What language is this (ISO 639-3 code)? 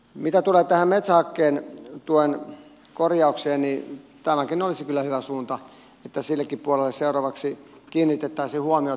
fin